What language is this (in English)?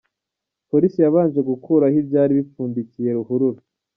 Kinyarwanda